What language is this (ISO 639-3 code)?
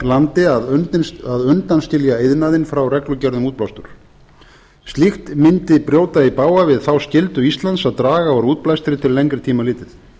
isl